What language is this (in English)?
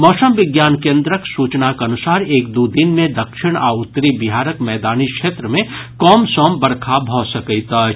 Maithili